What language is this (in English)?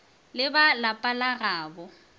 Northern Sotho